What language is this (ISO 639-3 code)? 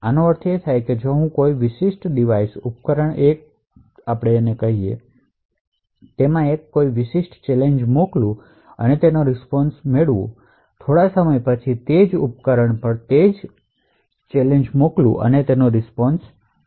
guj